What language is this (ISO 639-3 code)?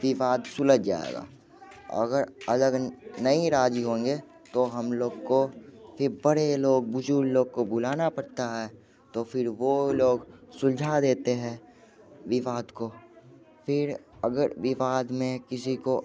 hin